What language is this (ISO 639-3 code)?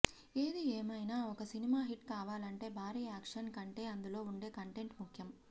tel